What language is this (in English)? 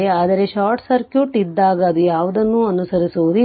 Kannada